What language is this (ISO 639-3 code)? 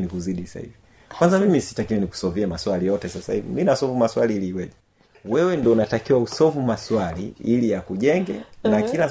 swa